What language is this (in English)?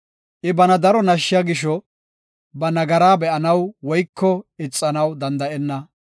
Gofa